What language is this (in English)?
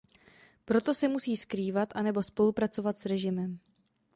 Czech